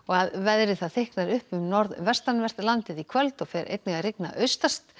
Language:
Icelandic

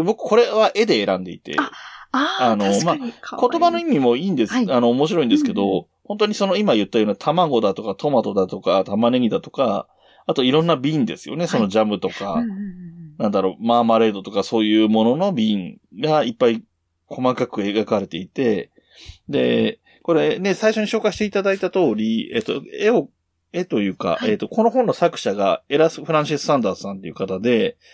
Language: Japanese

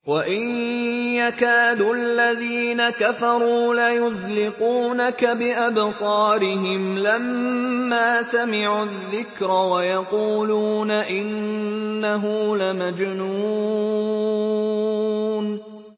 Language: Arabic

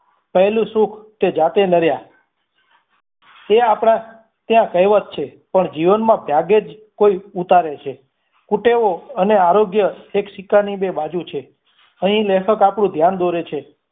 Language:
Gujarati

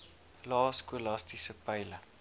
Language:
Afrikaans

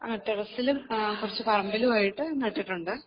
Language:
Malayalam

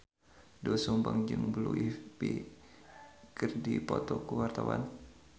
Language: Sundanese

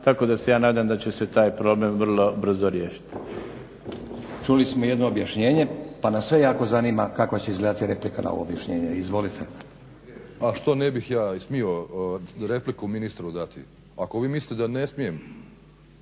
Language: Croatian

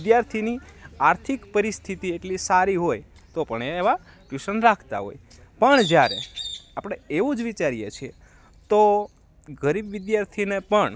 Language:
Gujarati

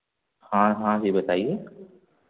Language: Hindi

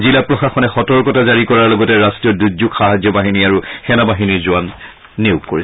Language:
Assamese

